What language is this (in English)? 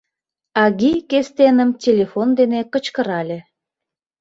Mari